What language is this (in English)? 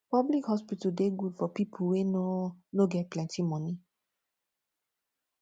Nigerian Pidgin